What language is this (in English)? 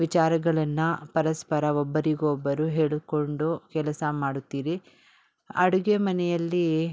Kannada